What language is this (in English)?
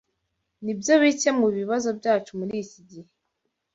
Kinyarwanda